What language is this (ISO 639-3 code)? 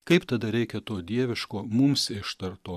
lit